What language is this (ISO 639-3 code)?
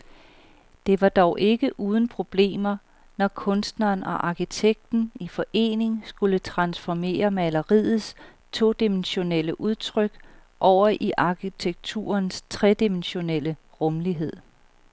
dan